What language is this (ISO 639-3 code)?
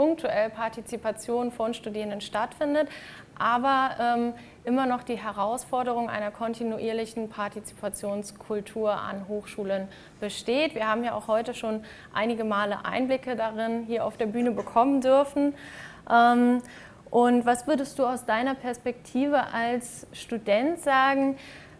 deu